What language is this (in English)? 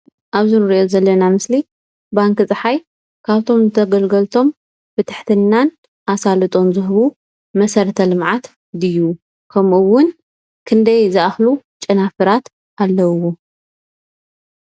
Tigrinya